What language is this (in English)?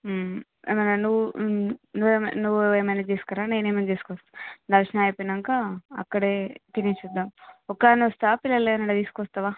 Telugu